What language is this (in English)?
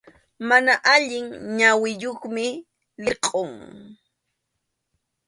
Arequipa-La Unión Quechua